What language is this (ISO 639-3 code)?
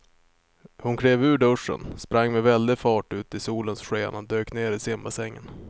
swe